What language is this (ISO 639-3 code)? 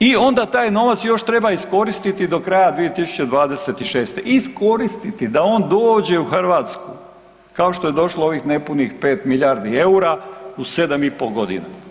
hrv